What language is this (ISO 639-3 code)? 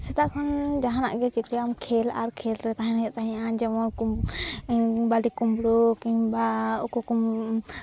sat